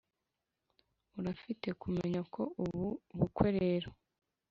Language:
Kinyarwanda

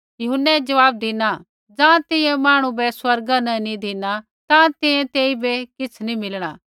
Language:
Kullu Pahari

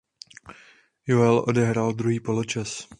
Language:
Czech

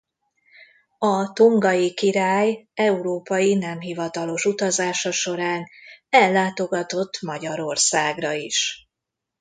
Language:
Hungarian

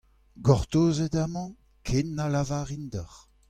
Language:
Breton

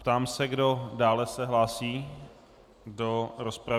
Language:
Czech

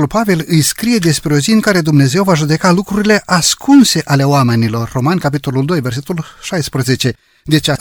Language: Romanian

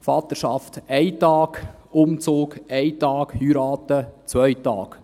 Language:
Swiss German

